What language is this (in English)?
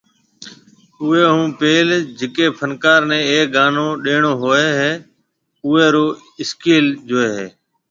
Marwari (Pakistan)